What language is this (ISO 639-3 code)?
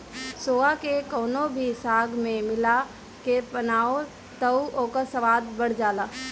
bho